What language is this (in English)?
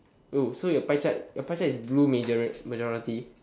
English